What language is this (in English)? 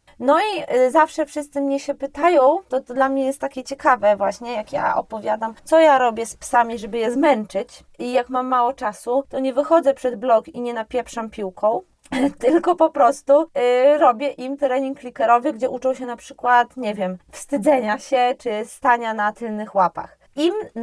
Polish